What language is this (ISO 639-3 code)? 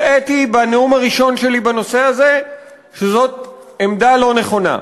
heb